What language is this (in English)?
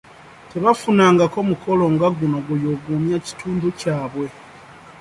Ganda